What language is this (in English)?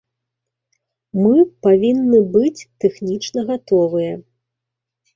Belarusian